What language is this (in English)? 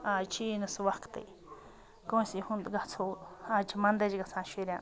Kashmiri